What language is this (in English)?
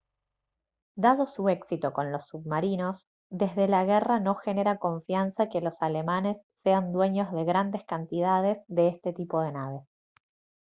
Spanish